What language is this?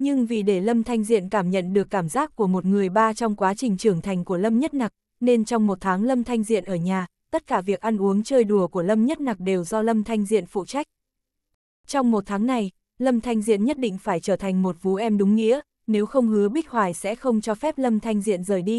Vietnamese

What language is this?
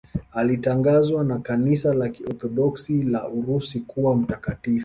Swahili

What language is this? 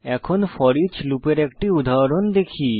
Bangla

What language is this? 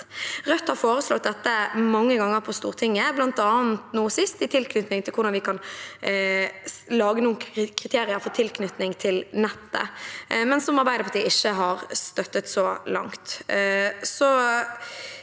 Norwegian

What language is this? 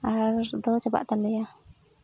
Santali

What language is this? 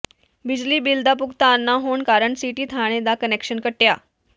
Punjabi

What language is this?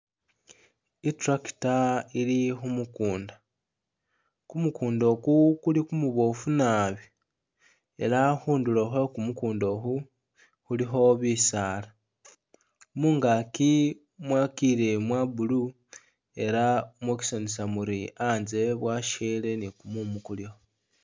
Masaaba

